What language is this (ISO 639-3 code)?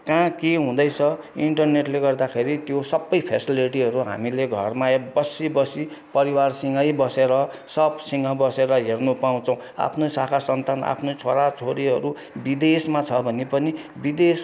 nep